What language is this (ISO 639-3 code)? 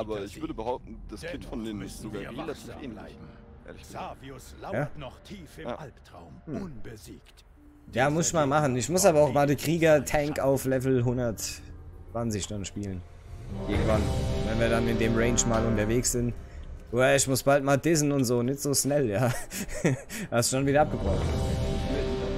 deu